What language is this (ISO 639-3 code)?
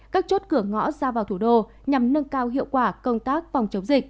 vie